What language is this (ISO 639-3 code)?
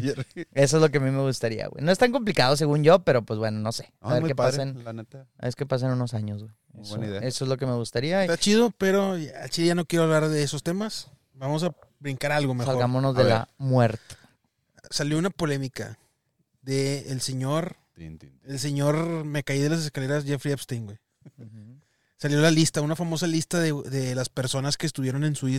spa